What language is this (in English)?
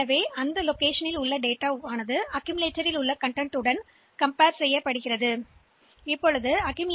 Tamil